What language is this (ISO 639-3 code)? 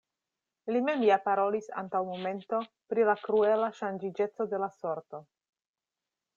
epo